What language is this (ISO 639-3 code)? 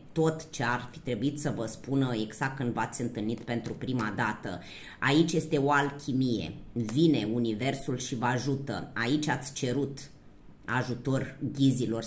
ron